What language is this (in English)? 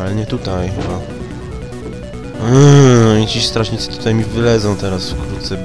Polish